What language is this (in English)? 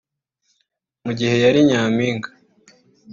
Kinyarwanda